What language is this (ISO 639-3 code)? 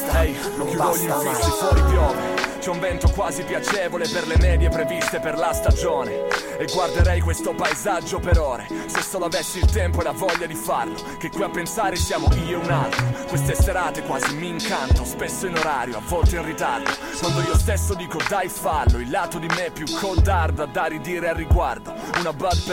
ita